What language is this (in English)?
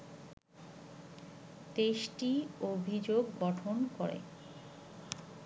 Bangla